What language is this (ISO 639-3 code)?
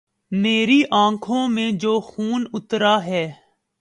urd